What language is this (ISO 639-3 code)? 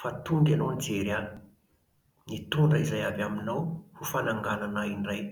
mlg